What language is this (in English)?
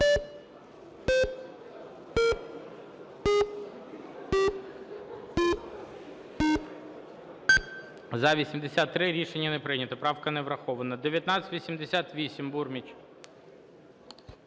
Ukrainian